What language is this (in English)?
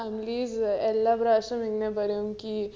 Malayalam